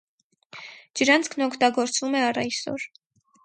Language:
Armenian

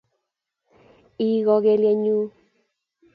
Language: Kalenjin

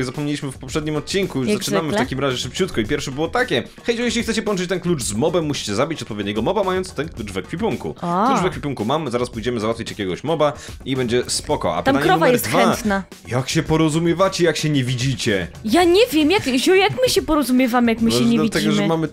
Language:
Polish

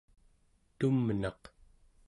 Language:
Central Yupik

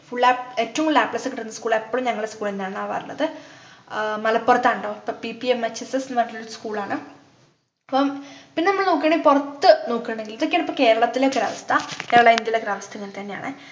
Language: Malayalam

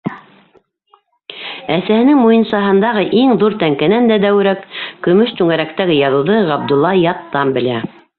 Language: Bashkir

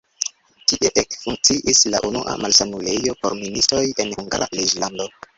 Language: Esperanto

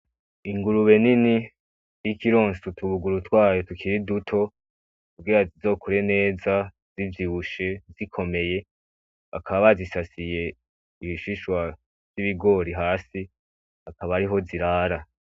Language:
Rundi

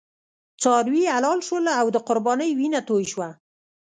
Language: Pashto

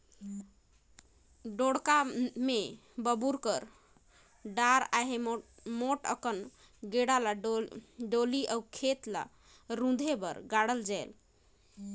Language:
Chhattisgarhi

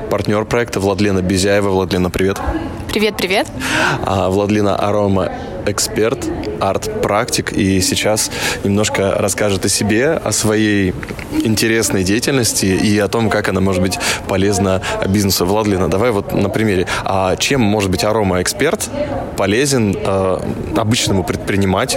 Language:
Russian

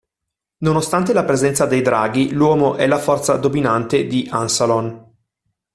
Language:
Italian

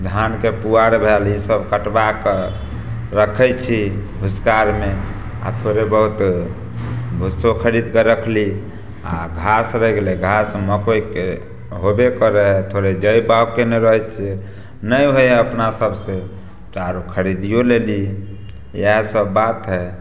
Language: Maithili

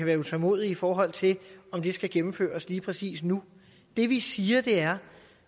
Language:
Danish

